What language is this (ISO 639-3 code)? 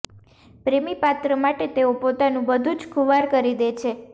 guj